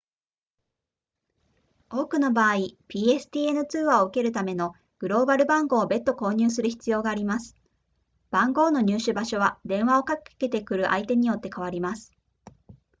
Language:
Japanese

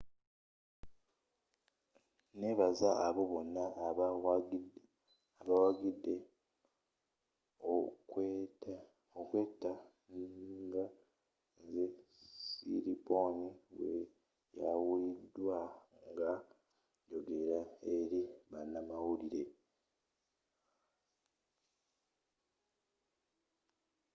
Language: Ganda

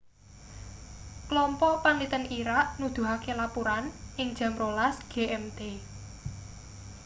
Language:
Javanese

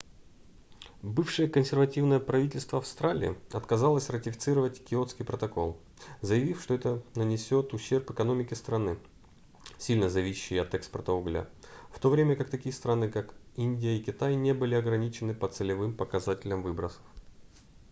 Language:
Russian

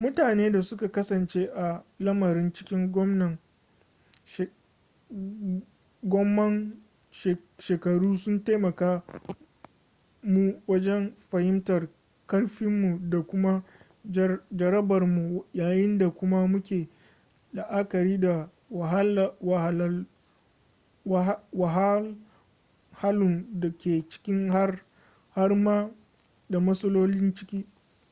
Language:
Hausa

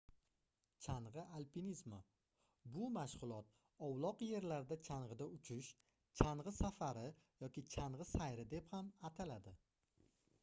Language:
Uzbek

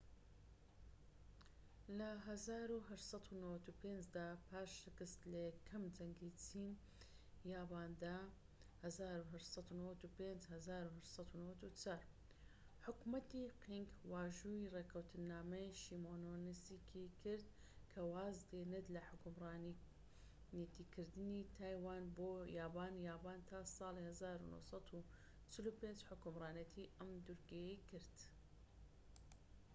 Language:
Central Kurdish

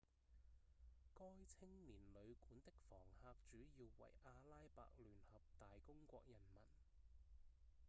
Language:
Cantonese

